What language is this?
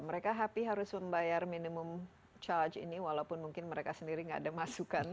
Indonesian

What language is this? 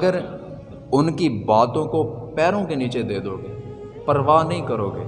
Urdu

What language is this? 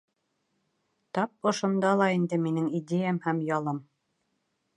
Bashkir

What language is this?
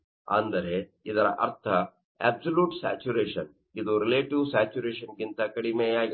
Kannada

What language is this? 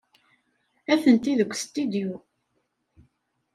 Kabyle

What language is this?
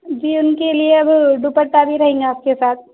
Urdu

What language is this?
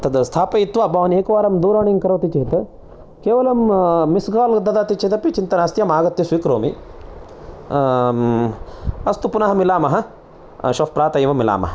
Sanskrit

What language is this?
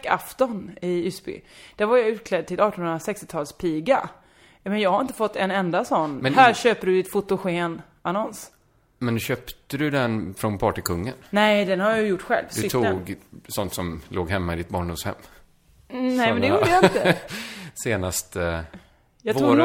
Swedish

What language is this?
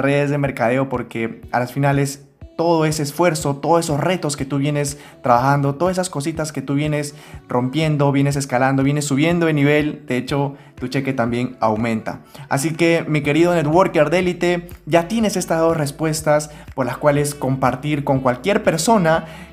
Spanish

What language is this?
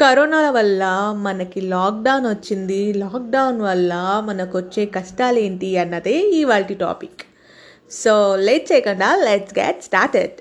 Telugu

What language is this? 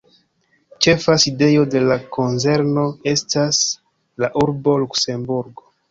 Esperanto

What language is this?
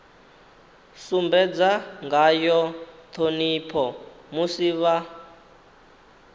Venda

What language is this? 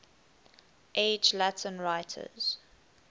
English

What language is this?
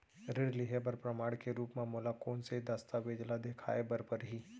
Chhattisgarhi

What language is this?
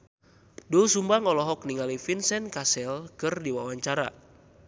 Sundanese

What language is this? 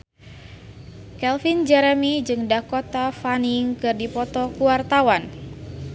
Sundanese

